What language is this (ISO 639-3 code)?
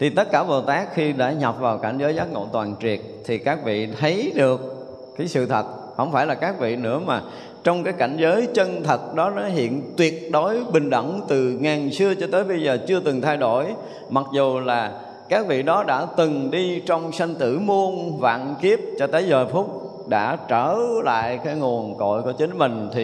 vie